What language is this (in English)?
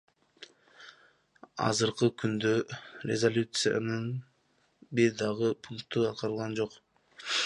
Kyrgyz